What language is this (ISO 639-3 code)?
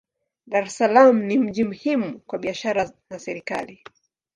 swa